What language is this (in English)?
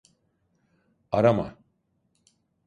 Turkish